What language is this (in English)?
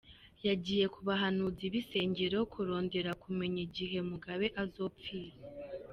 Kinyarwanda